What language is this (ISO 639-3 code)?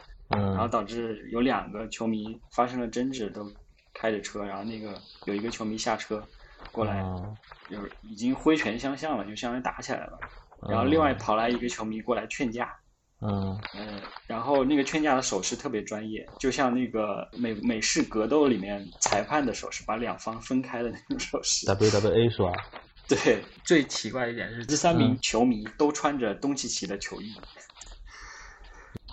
zho